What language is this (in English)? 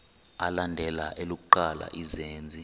Xhosa